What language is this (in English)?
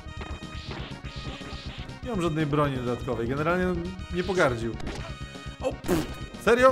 Polish